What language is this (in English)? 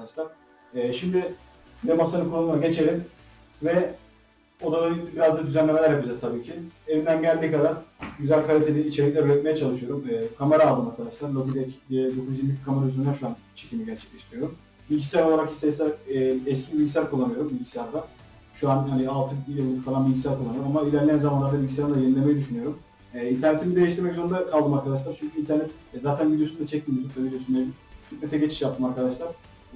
Turkish